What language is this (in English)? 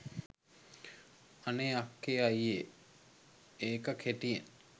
Sinhala